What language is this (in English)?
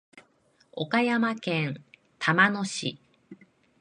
Japanese